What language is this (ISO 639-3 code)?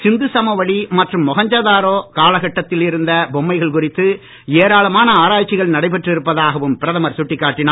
tam